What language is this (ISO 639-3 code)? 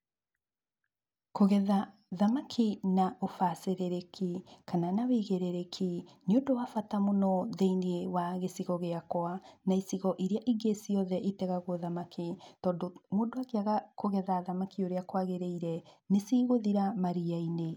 kik